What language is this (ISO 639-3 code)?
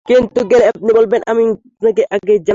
ben